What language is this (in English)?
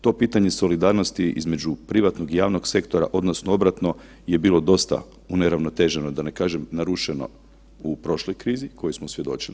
Croatian